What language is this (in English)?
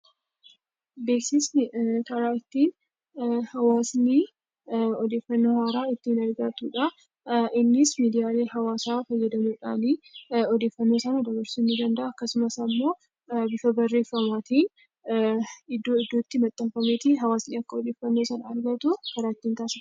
Oromo